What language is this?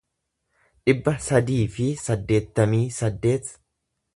Oromo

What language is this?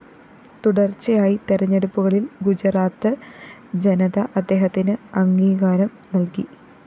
Malayalam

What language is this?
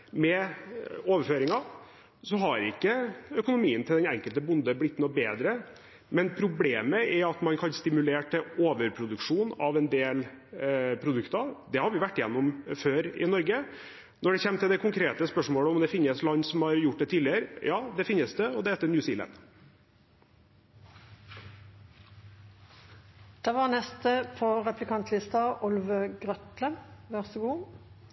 Norwegian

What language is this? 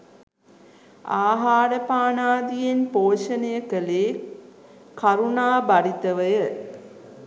Sinhala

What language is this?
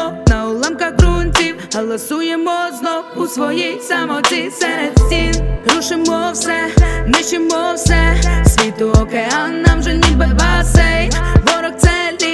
Ukrainian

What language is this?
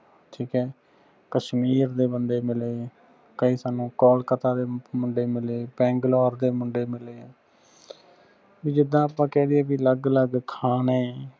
Punjabi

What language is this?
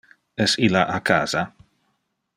Interlingua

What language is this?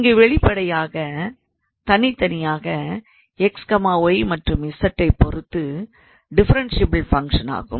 Tamil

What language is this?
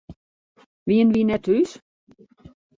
Western Frisian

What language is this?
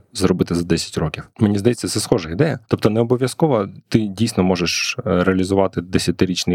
Ukrainian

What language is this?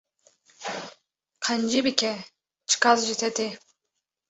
Kurdish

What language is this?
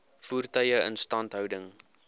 Afrikaans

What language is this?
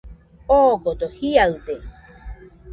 Nüpode Huitoto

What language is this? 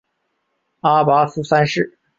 Chinese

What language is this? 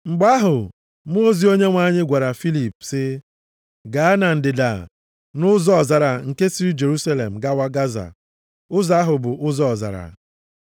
Igbo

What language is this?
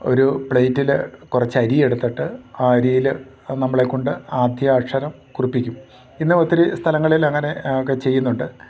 Malayalam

